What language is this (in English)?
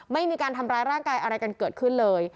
Thai